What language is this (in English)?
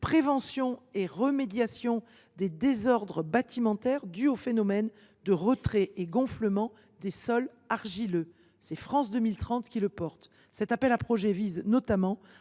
French